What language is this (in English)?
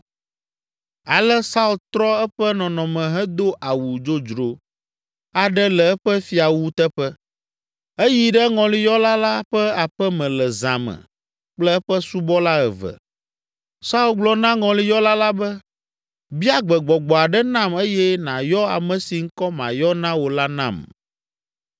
Ewe